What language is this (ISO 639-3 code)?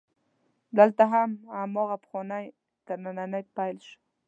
pus